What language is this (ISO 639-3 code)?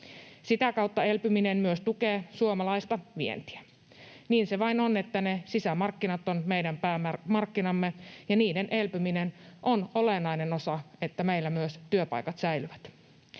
fin